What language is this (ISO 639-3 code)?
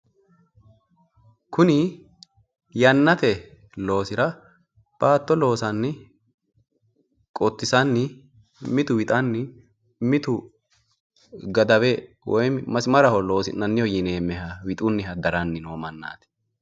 sid